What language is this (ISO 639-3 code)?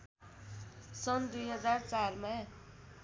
nep